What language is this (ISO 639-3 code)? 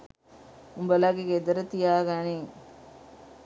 sin